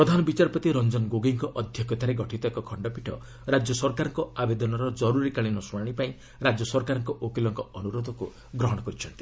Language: Odia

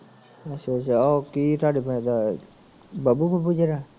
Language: Punjabi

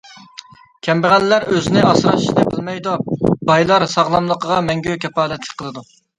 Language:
Uyghur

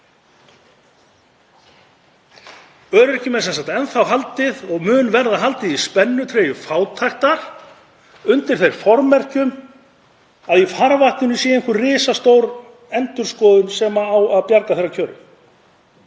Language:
Icelandic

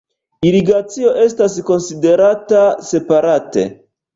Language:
Esperanto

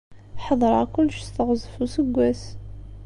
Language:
Kabyle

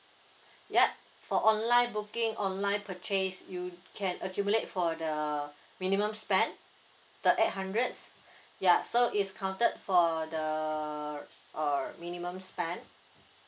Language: English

